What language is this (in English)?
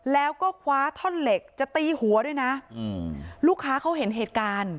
Thai